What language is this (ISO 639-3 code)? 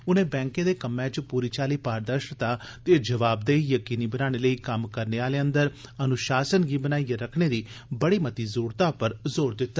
doi